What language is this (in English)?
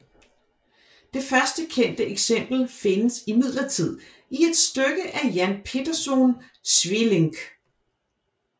Danish